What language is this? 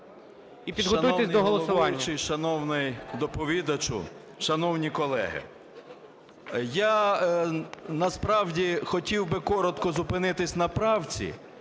Ukrainian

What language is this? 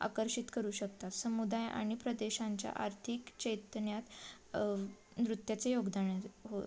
Marathi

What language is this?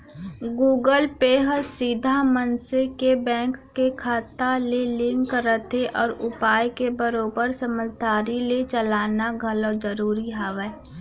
Chhattisgarhi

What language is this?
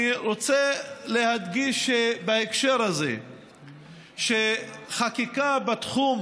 Hebrew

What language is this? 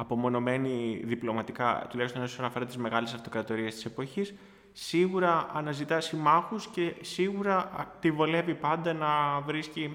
Greek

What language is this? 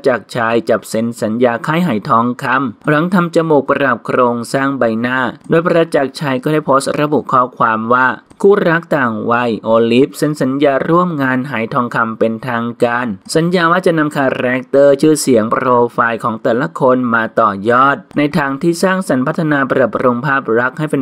Thai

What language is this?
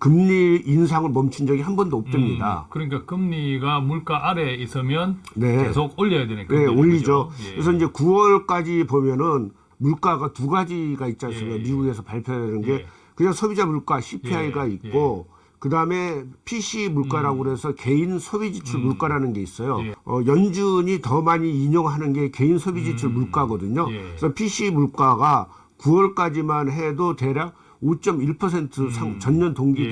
Korean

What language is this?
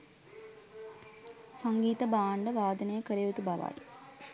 Sinhala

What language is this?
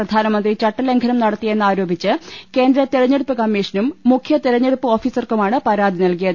Malayalam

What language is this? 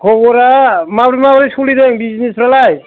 Bodo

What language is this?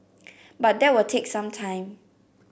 English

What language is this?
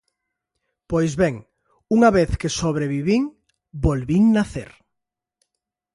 Galician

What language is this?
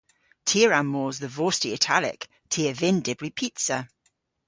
Cornish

